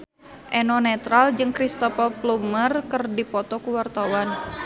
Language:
Sundanese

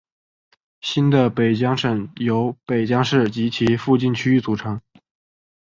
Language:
Chinese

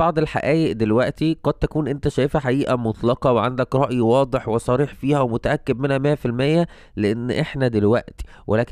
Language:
Arabic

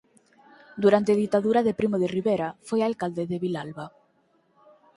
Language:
Galician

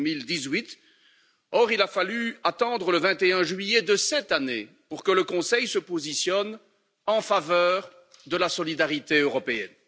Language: French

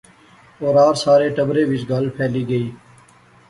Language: Pahari-Potwari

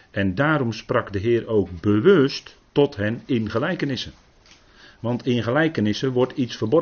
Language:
Dutch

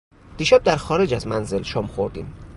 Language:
Persian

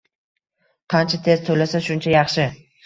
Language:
Uzbek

